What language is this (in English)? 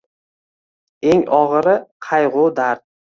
Uzbek